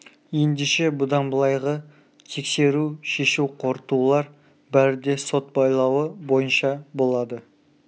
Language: Kazakh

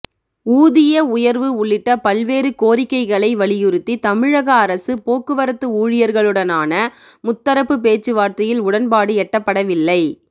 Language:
Tamil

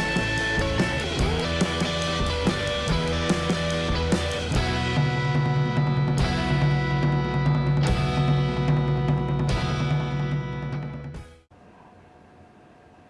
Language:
Indonesian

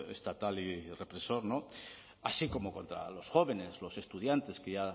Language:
Spanish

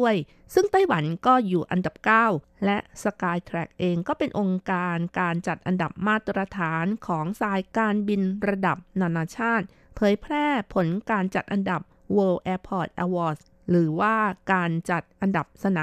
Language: Thai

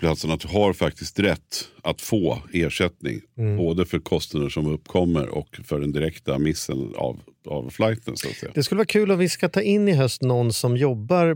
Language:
Swedish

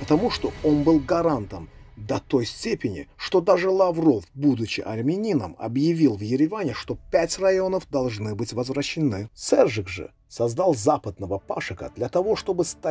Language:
Russian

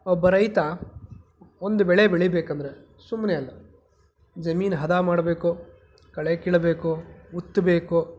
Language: Kannada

